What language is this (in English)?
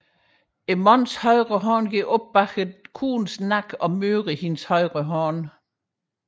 Danish